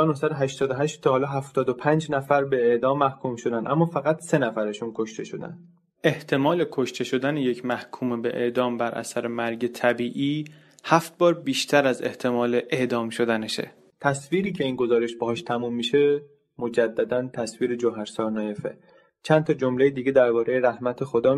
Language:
Persian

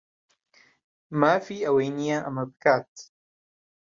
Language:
Central Kurdish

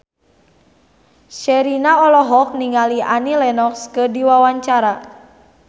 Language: Sundanese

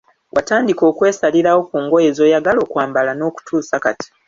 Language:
Ganda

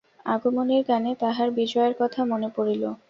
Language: Bangla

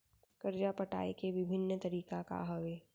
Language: Chhattisgarhi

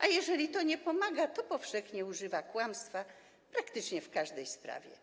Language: Polish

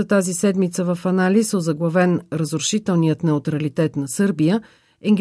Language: Bulgarian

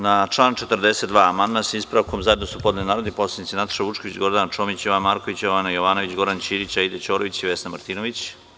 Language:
Serbian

